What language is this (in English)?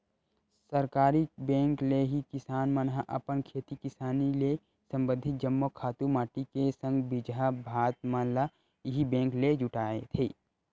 Chhattisgarhi